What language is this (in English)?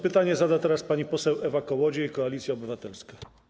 Polish